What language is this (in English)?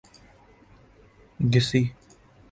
Urdu